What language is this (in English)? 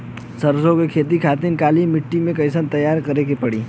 Bhojpuri